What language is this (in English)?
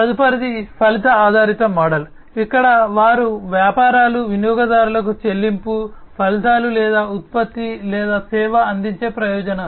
Telugu